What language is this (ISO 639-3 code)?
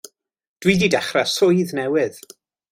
cym